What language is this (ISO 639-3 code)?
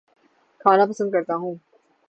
urd